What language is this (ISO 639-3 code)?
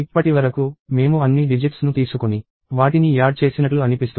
tel